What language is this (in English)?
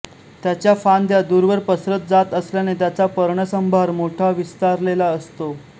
Marathi